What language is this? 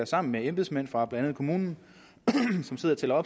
Danish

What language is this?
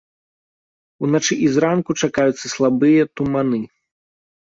Belarusian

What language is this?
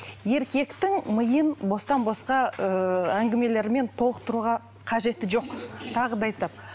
Kazakh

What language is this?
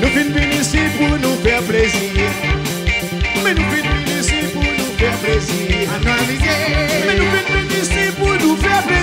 French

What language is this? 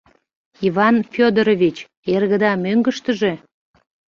Mari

